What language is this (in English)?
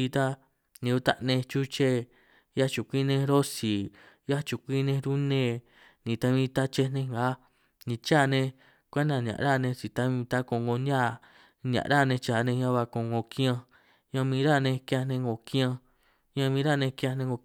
San Martín Itunyoso Triqui